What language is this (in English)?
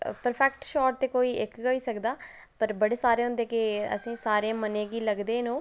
Dogri